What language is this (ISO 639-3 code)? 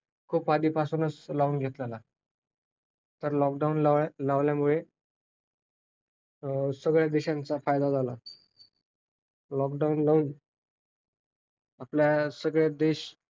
mar